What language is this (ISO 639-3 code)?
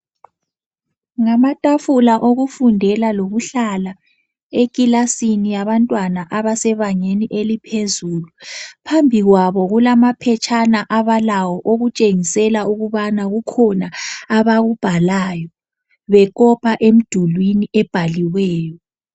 nde